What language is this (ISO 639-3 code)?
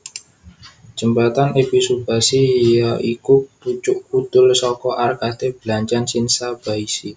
jav